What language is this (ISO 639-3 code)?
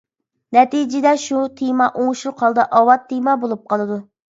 uig